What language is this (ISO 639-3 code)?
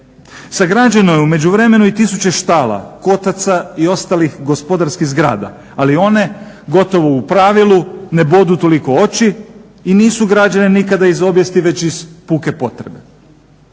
hrv